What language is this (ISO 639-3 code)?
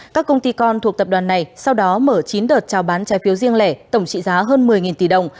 vie